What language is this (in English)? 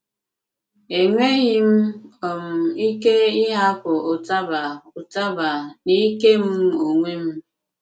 Igbo